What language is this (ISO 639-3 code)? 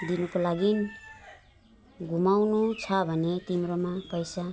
nep